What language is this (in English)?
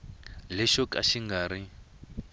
Tsonga